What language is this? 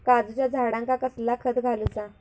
Marathi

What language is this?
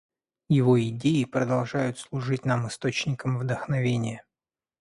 Russian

